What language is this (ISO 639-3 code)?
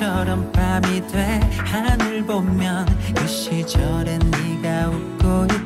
kor